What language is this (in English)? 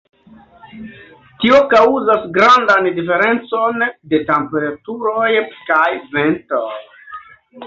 Esperanto